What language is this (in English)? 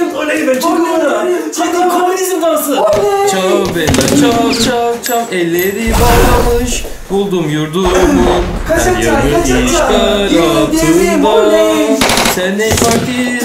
Turkish